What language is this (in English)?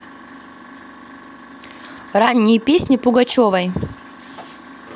Russian